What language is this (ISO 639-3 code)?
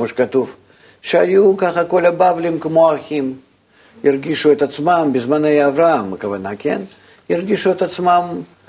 heb